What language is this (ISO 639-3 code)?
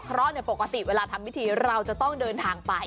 tha